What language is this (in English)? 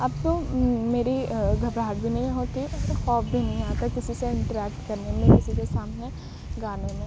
Urdu